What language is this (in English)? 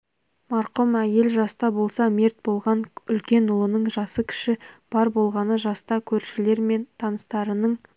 Kazakh